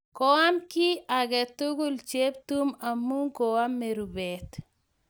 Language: Kalenjin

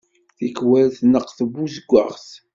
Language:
Kabyle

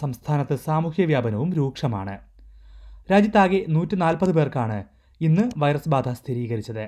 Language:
Malayalam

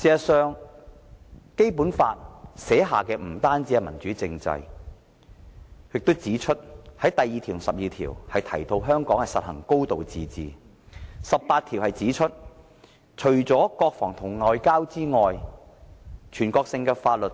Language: Cantonese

